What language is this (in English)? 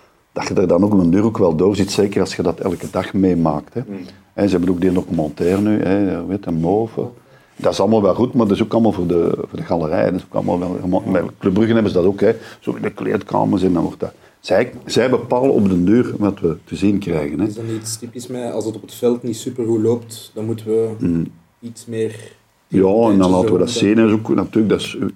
Dutch